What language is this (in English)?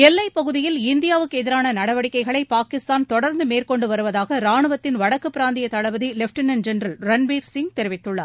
Tamil